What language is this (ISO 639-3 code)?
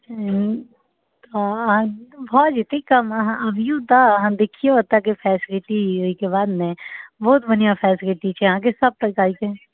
mai